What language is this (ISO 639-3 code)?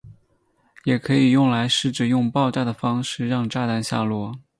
zho